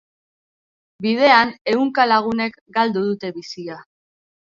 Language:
Basque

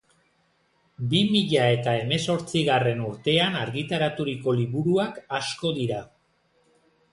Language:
Basque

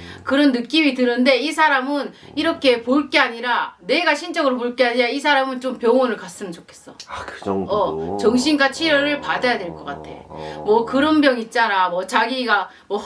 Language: Korean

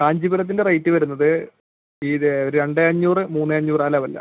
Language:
Malayalam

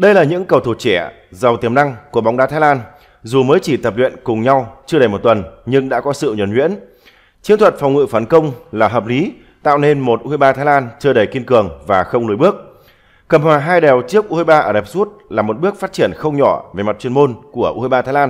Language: Vietnamese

